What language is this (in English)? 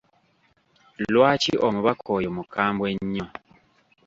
Ganda